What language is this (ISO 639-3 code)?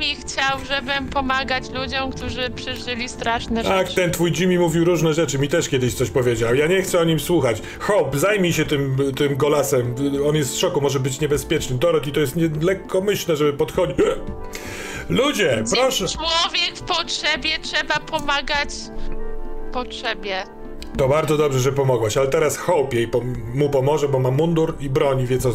pol